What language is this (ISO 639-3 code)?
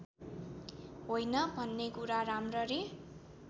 nep